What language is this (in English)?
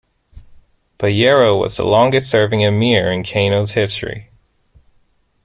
English